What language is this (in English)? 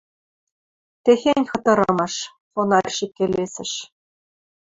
Western Mari